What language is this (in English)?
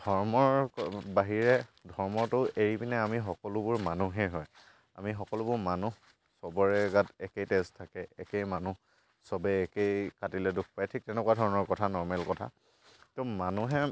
Assamese